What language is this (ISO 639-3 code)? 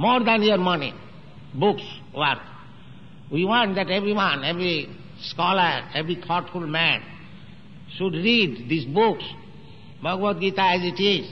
eng